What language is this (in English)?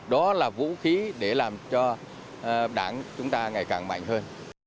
Vietnamese